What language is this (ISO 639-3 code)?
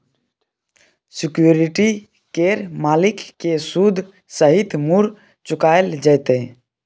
mai